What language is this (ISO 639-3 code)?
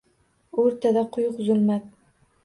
uzb